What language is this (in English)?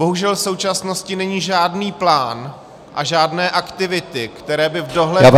Czech